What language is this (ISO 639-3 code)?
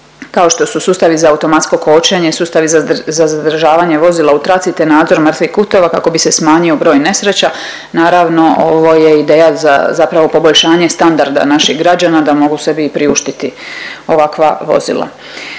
hrv